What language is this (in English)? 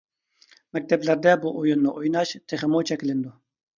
Uyghur